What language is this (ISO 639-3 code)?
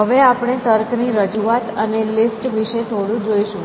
guj